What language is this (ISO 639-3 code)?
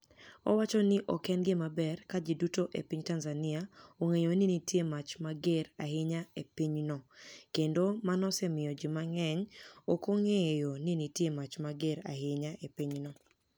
luo